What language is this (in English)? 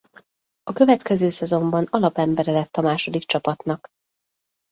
Hungarian